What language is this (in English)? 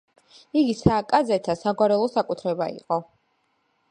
Georgian